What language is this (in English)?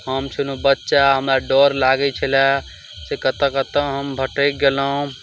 Maithili